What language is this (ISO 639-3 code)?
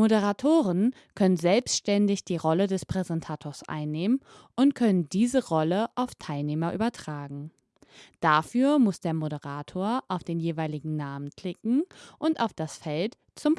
deu